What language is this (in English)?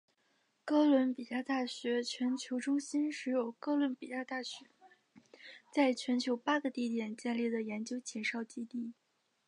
Chinese